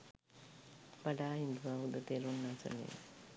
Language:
Sinhala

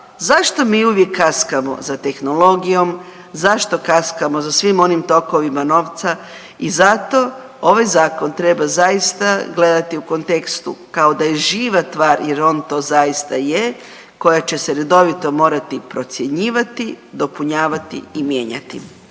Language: Croatian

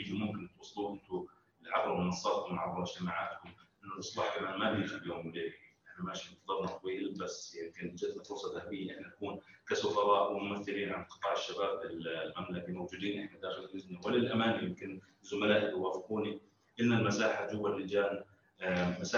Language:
Arabic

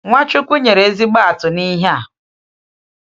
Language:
Igbo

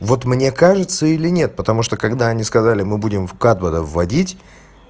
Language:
Russian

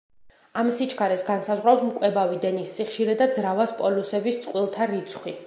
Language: Georgian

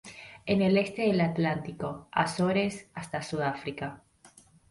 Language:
Spanish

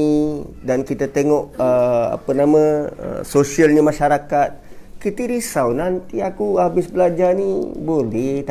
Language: Malay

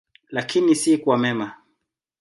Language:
Swahili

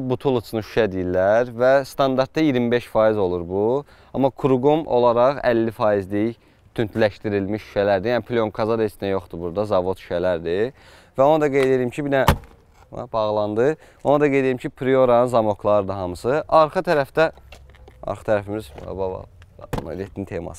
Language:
Turkish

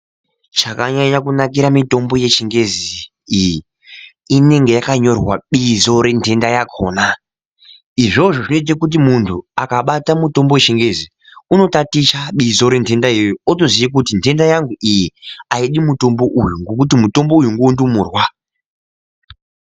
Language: Ndau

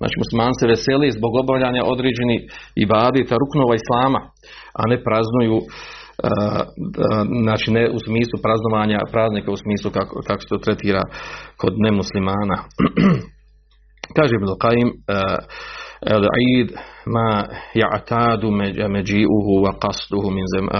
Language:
Croatian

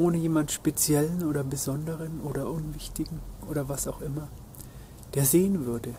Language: German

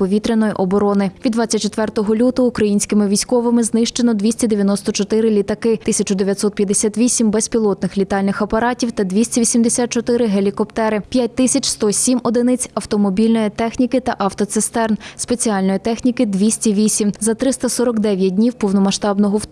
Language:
Ukrainian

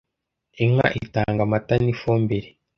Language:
Kinyarwanda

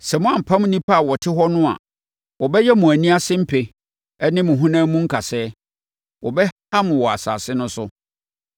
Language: Akan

